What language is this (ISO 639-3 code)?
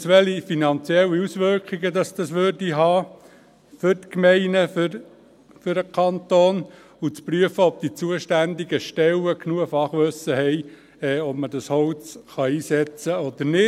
gsw